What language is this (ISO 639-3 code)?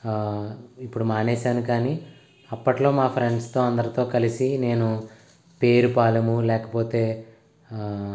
tel